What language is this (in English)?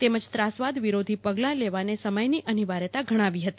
Gujarati